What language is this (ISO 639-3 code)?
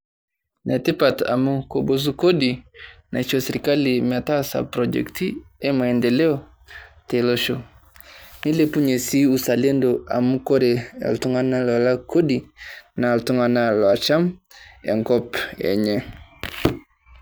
mas